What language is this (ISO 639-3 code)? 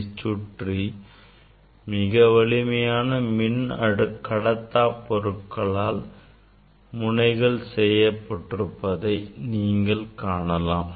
tam